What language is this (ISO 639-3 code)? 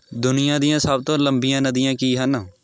pan